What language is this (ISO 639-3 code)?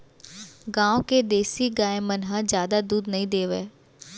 hne